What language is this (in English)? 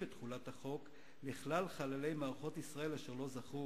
Hebrew